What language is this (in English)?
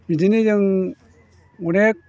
Bodo